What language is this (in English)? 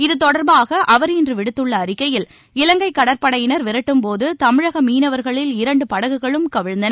Tamil